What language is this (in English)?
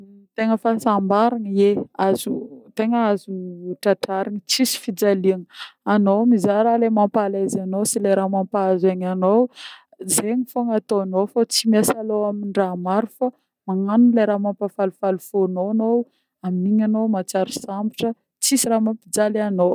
Northern Betsimisaraka Malagasy